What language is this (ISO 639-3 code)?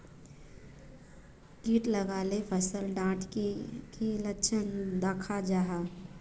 mag